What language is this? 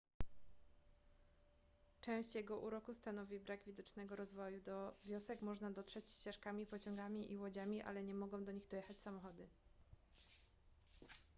Polish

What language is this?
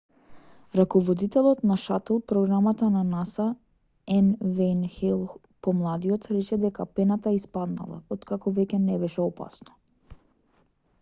Macedonian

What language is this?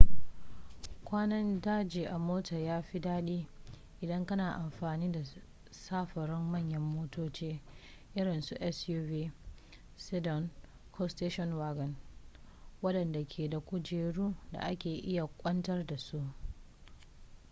Hausa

